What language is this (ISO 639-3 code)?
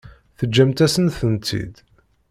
kab